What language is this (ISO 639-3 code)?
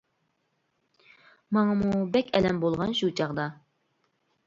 uig